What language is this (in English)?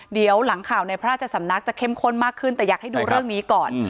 Thai